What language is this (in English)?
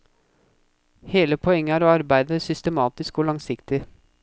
Norwegian